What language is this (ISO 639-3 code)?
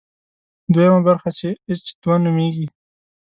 pus